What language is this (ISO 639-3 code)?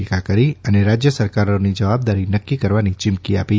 guj